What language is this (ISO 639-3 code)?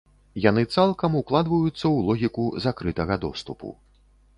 bel